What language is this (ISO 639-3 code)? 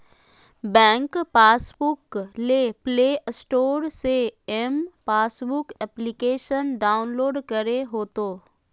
mag